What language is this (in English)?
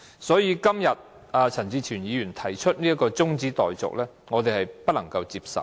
Cantonese